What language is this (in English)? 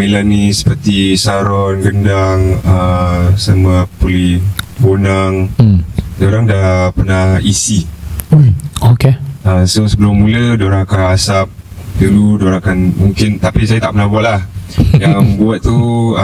Malay